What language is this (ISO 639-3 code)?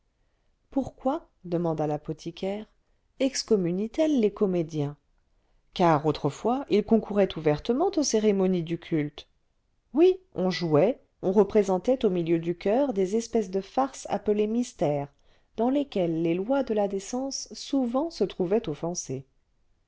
fra